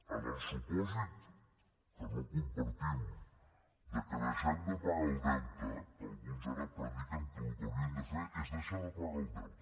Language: Catalan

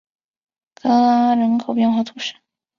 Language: Chinese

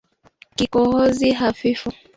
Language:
Swahili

